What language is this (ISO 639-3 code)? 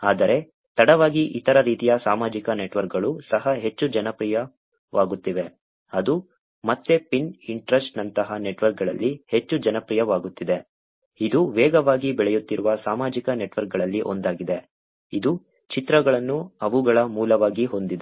kan